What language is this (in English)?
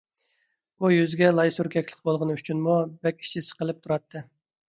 Uyghur